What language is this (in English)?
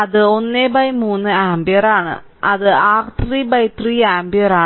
Malayalam